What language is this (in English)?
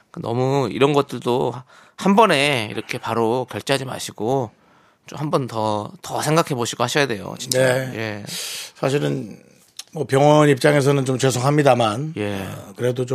Korean